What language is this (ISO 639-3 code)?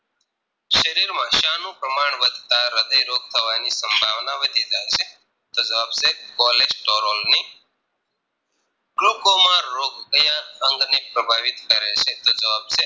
guj